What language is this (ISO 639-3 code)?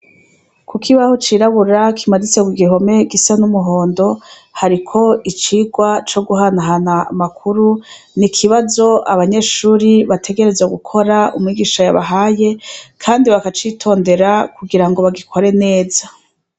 run